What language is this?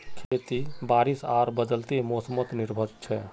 Magahi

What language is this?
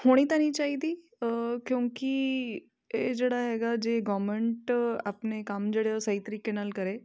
Punjabi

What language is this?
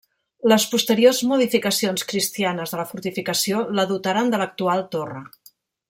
Catalan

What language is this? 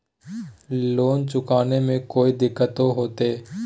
Magahi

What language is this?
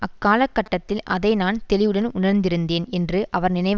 Tamil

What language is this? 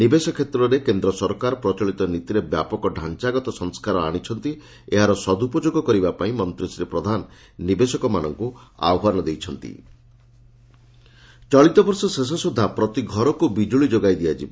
Odia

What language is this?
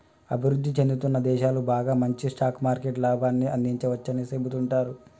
Telugu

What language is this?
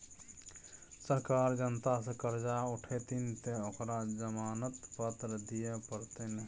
Maithili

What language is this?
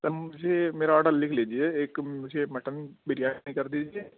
Urdu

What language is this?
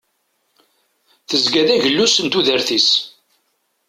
Kabyle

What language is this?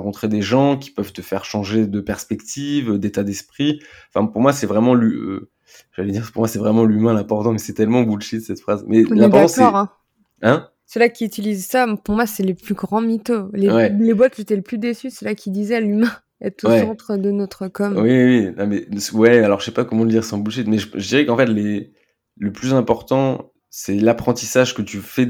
French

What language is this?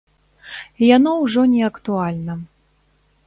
Belarusian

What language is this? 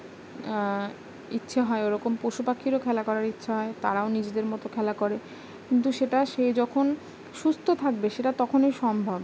Bangla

